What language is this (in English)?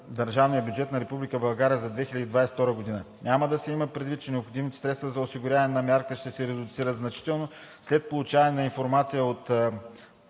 Bulgarian